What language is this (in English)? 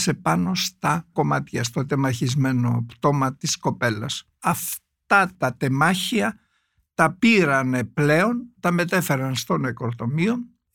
Greek